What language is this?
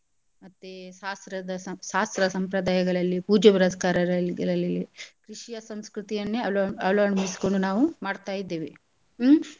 Kannada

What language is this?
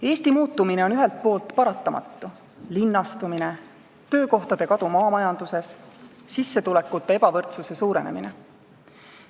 Estonian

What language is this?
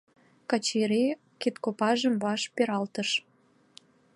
Mari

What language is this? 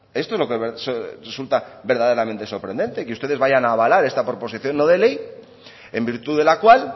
Spanish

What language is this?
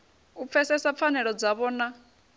Venda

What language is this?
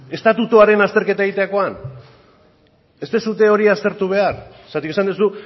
Basque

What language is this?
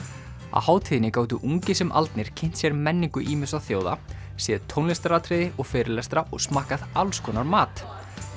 Icelandic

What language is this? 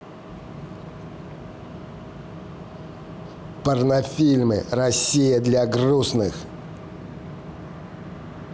Russian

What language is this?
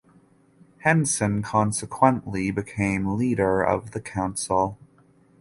English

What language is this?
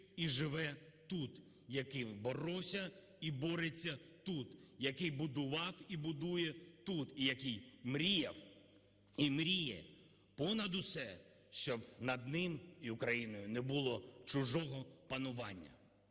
Ukrainian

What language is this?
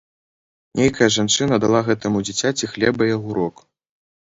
Belarusian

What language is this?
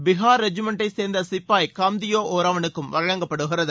Tamil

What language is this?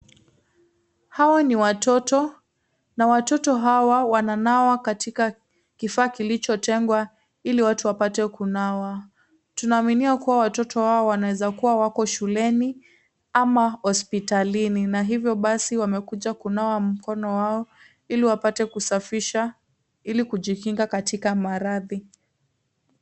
Swahili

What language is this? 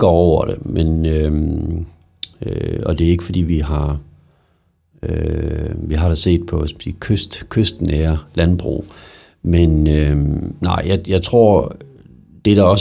Danish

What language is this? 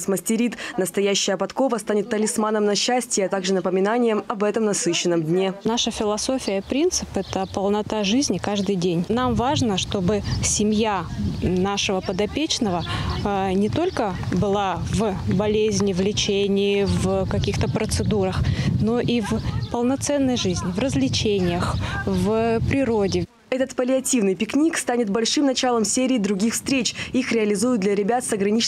Russian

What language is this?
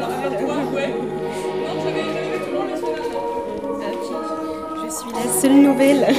French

